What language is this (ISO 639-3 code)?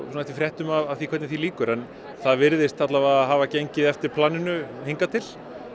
isl